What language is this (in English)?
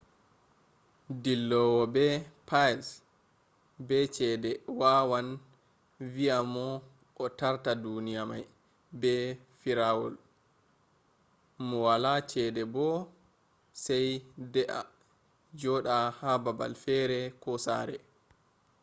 Fula